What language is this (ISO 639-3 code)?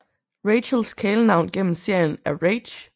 dan